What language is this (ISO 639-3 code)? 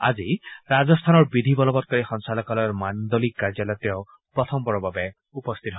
asm